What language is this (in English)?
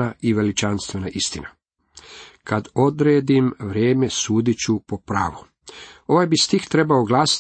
Croatian